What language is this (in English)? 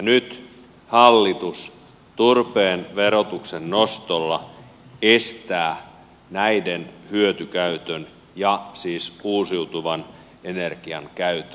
Finnish